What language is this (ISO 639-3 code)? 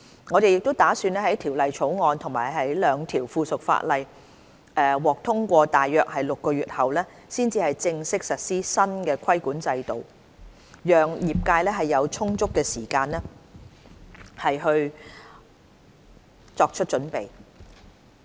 yue